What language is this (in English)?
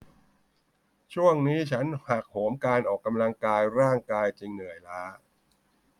Thai